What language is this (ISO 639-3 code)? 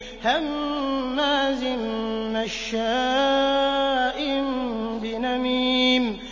ara